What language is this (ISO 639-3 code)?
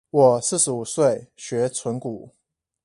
zho